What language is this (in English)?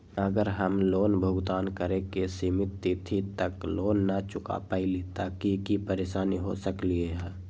Magahi